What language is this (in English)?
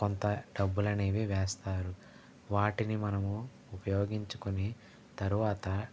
Telugu